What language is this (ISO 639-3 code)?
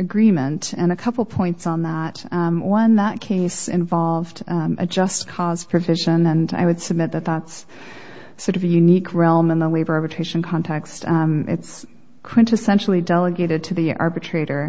eng